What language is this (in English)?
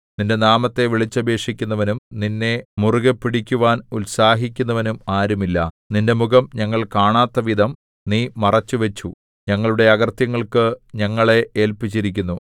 Malayalam